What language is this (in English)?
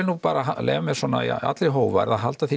Icelandic